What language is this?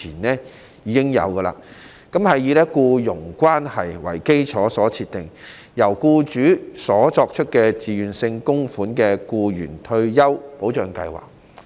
Cantonese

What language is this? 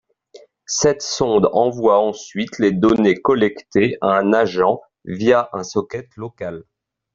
French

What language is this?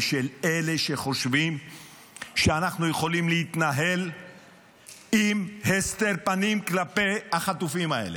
Hebrew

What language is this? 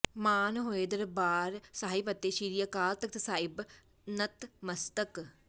Punjabi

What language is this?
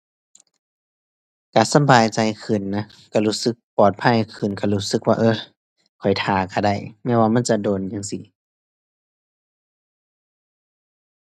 Thai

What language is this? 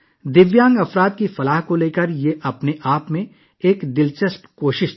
Urdu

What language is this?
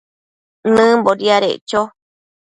Matsés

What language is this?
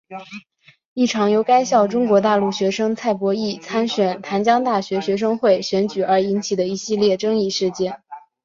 Chinese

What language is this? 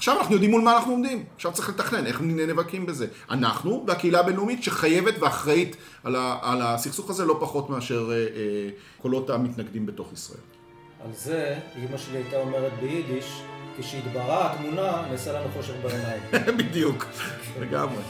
Hebrew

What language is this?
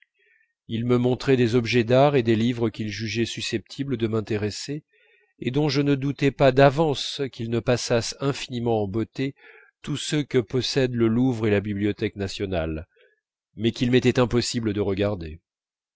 French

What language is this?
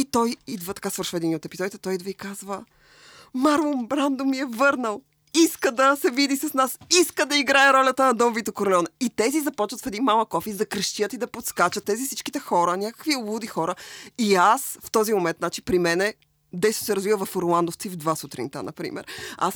Bulgarian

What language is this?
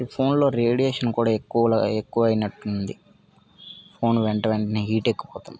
Telugu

